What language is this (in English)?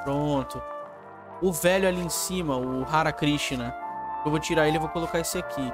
Portuguese